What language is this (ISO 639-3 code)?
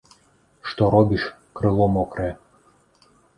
bel